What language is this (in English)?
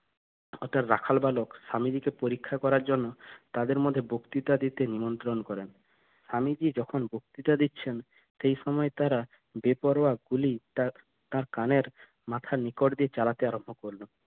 Bangla